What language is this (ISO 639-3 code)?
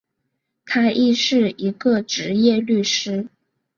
zho